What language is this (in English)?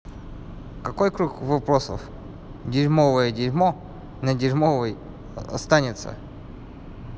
Russian